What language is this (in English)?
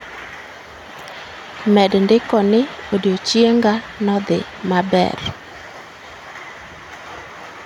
Luo (Kenya and Tanzania)